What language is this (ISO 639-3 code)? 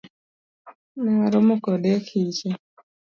luo